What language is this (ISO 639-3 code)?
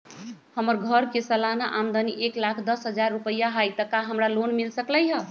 mag